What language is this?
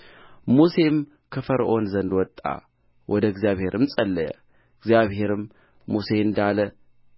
Amharic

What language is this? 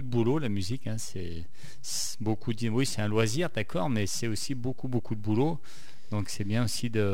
French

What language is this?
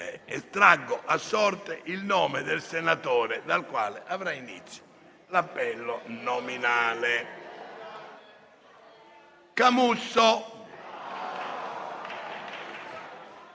Italian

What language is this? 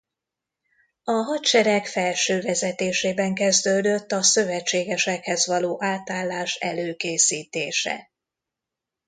Hungarian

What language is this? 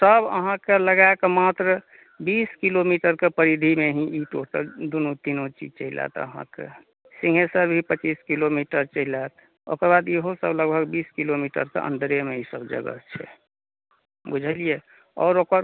Maithili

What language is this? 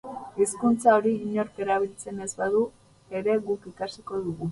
Basque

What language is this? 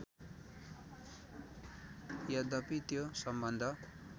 Nepali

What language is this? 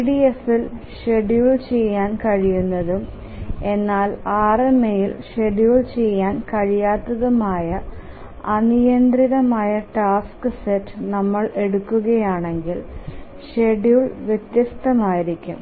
Malayalam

